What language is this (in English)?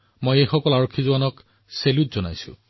Assamese